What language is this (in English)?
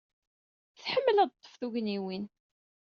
Kabyle